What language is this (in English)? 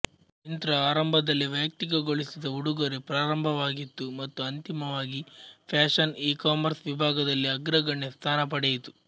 Kannada